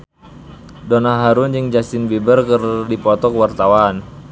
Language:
Sundanese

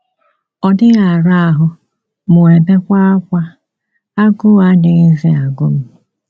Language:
Igbo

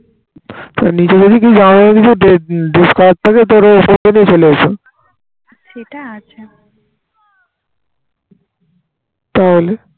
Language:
Bangla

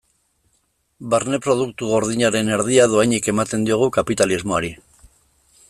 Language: Basque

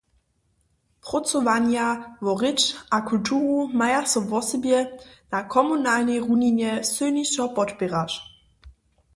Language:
Upper Sorbian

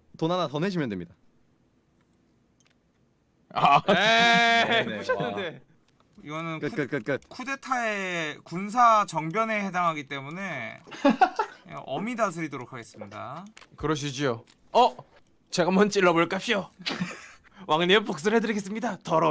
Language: Korean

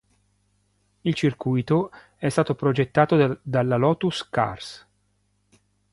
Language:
Italian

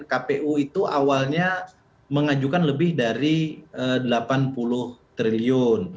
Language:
Indonesian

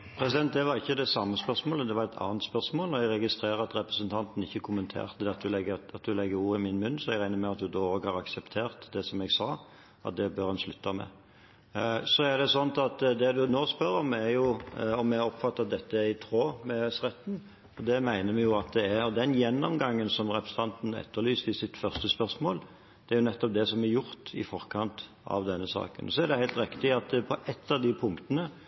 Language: Norwegian Bokmål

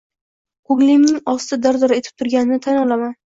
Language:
Uzbek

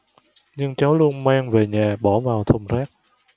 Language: Vietnamese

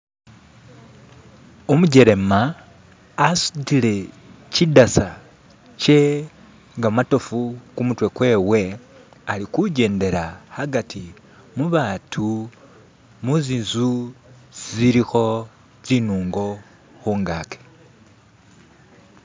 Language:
Masaaba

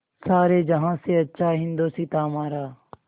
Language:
Hindi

